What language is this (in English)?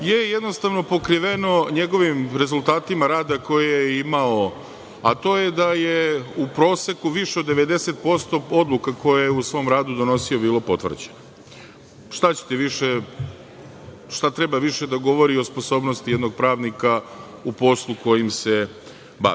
Serbian